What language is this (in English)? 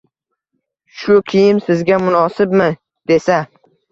Uzbek